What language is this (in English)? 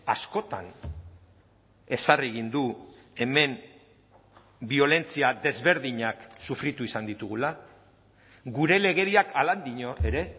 Basque